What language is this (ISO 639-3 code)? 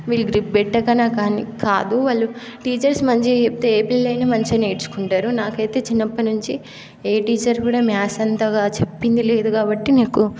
tel